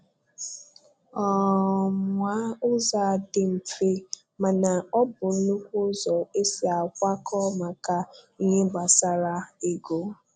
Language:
Igbo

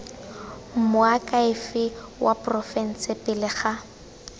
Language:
Tswana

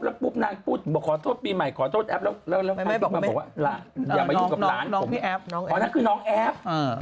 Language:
Thai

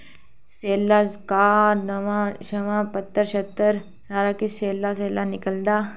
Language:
Dogri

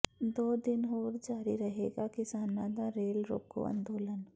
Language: Punjabi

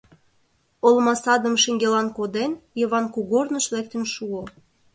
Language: Mari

